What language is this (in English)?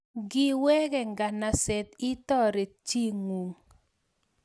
Kalenjin